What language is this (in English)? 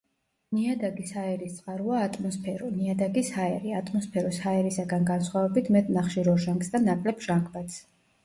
Georgian